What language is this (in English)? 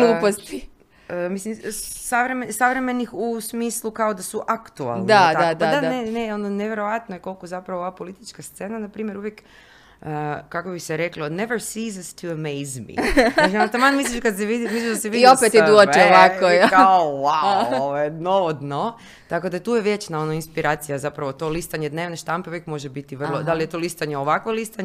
Croatian